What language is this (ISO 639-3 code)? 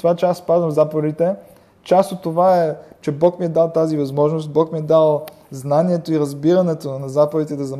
bul